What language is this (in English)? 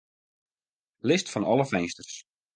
Western Frisian